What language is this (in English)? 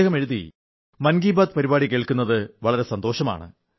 Malayalam